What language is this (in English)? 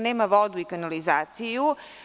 Serbian